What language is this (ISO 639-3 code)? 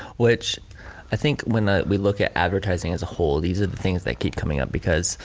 eng